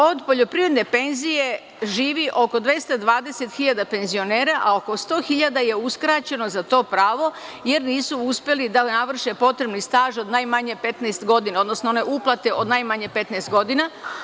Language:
Serbian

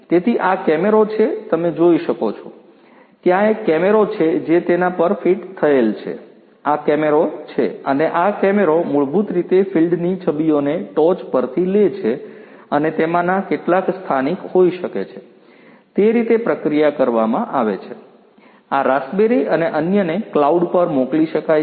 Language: Gujarati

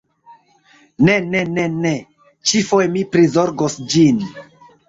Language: Esperanto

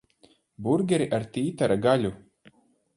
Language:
Latvian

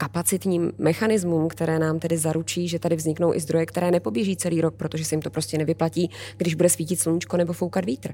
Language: Czech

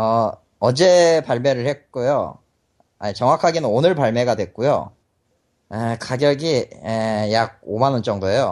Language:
Korean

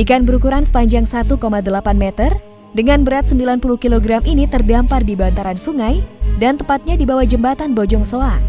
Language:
Indonesian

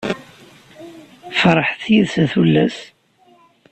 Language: Kabyle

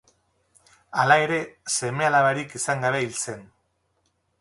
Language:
Basque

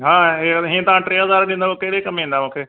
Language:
Sindhi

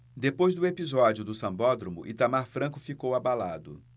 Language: Portuguese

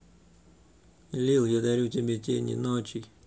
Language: Russian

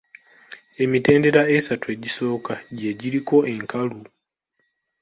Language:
Ganda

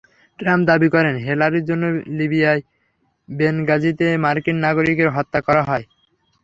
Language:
Bangla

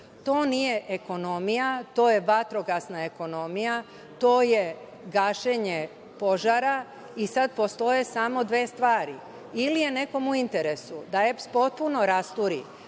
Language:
Serbian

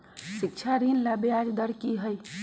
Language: Magahi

